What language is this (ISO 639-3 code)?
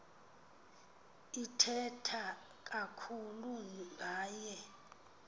xho